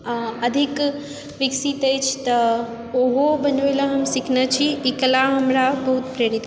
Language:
Maithili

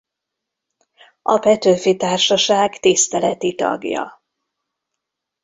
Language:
Hungarian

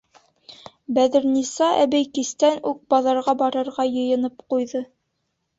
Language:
Bashkir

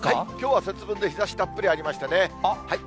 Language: Japanese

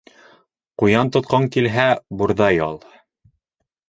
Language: Bashkir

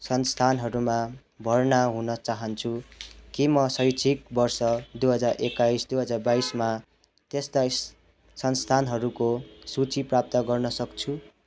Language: Nepali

